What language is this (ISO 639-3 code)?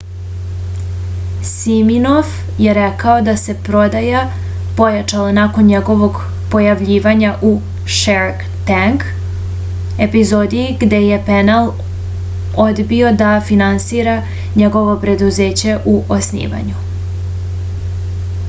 srp